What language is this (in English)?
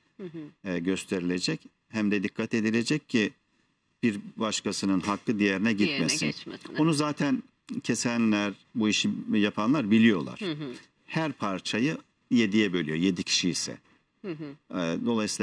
Turkish